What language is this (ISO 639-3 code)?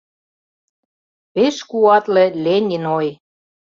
chm